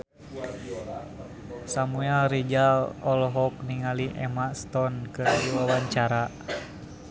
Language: Sundanese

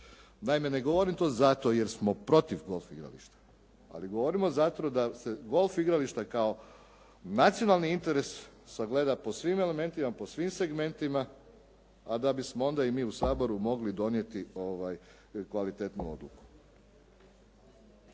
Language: Croatian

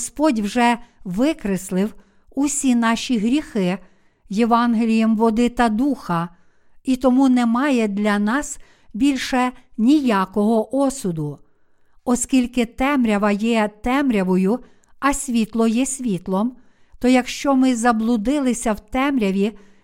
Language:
Ukrainian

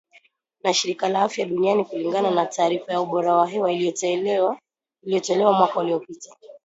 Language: Swahili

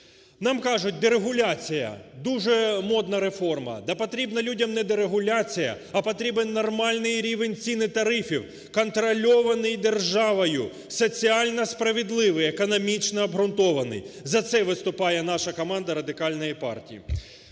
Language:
Ukrainian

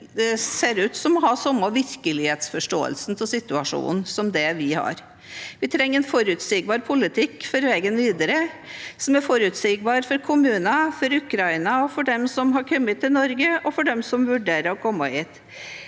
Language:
Norwegian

